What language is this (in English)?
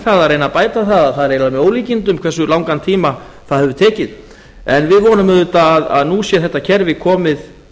Icelandic